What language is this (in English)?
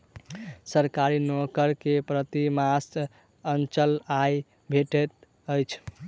Maithili